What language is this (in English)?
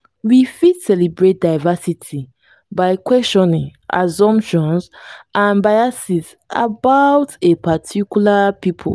Nigerian Pidgin